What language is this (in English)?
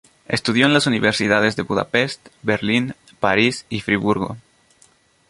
Spanish